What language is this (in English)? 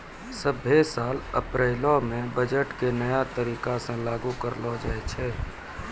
Maithili